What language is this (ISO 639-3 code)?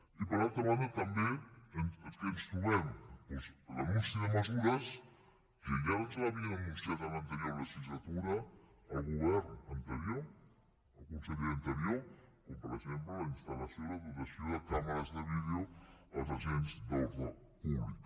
cat